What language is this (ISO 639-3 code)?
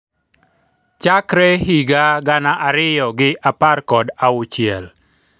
luo